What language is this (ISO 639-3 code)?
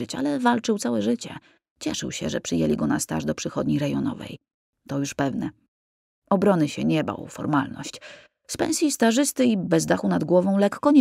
pol